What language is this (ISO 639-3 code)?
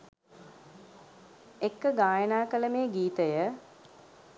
sin